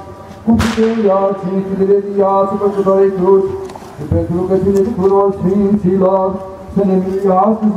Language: Romanian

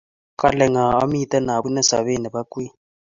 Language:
Kalenjin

